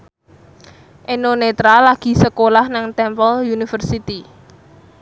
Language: Javanese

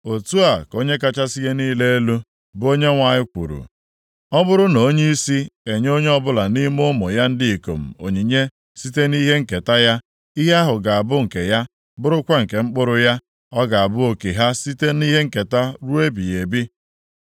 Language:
Igbo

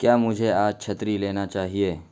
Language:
Urdu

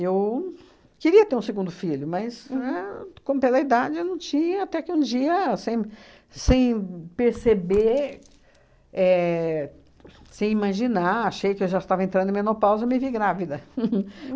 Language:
Portuguese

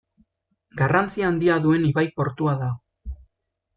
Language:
Basque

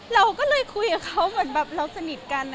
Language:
Thai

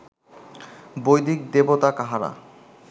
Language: Bangla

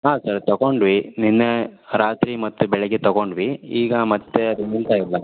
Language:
Kannada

